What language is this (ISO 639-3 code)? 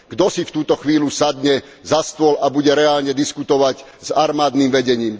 slk